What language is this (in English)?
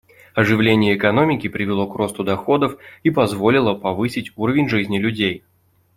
Russian